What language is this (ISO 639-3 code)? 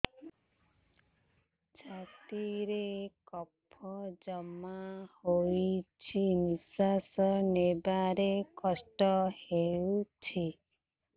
ori